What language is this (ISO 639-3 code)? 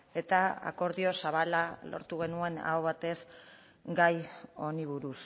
eus